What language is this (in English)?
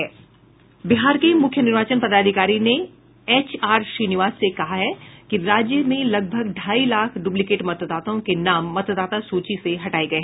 Hindi